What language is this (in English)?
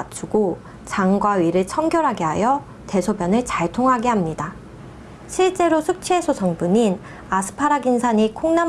Korean